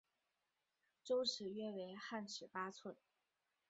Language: Chinese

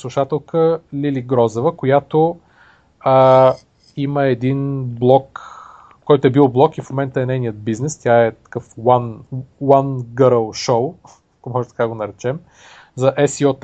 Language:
Bulgarian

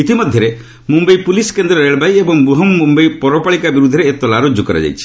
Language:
Odia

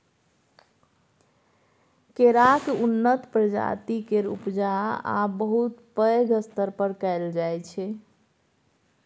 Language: Maithili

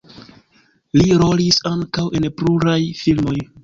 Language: Esperanto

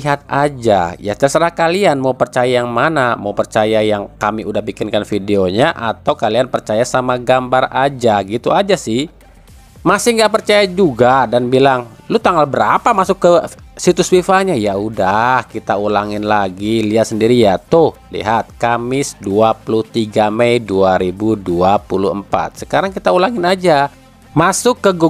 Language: Indonesian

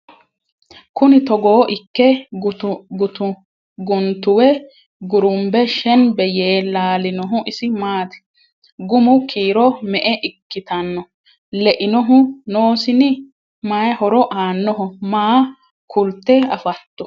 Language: Sidamo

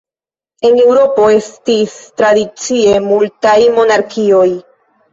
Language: Esperanto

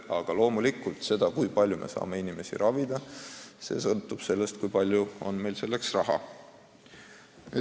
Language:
Estonian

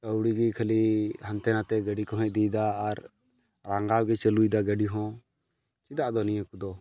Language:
Santali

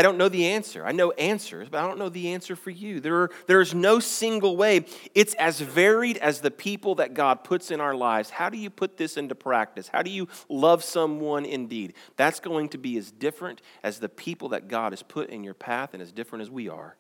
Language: English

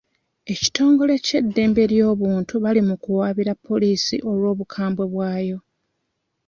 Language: Ganda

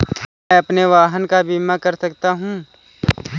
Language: Hindi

